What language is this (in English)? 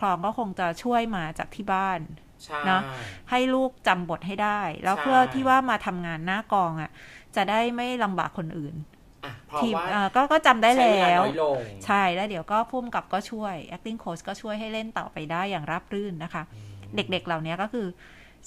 Thai